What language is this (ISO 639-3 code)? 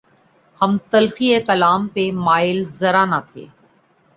urd